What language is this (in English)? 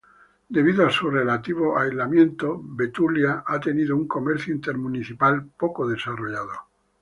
Spanish